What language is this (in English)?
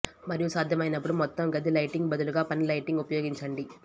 Telugu